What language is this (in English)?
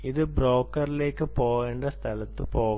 Malayalam